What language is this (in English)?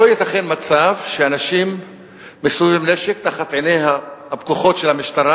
Hebrew